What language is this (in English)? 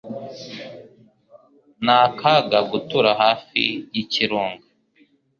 Kinyarwanda